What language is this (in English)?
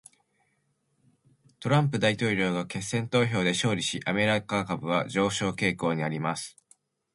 Japanese